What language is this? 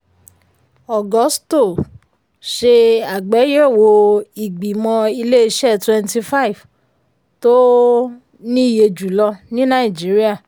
Yoruba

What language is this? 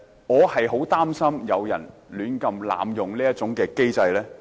Cantonese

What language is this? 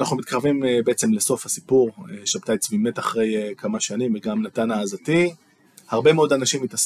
Hebrew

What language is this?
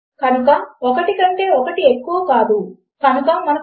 Telugu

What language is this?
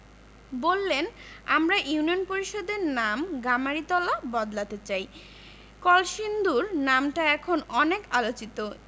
Bangla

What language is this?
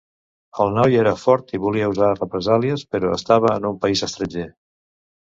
Catalan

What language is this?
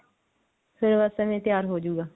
Punjabi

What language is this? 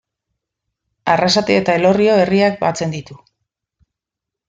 Basque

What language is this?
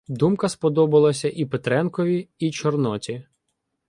Ukrainian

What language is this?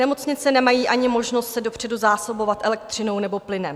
Czech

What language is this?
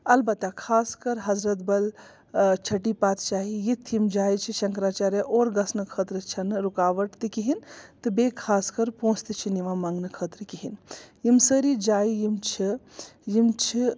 Kashmiri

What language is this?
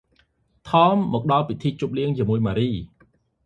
Khmer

